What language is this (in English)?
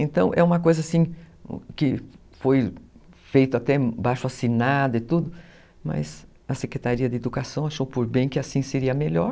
Portuguese